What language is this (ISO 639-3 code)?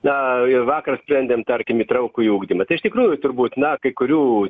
lit